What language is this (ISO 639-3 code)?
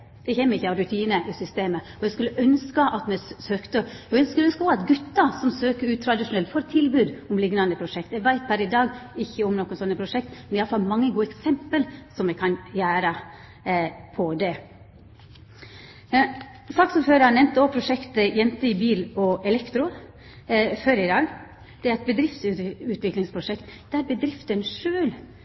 nno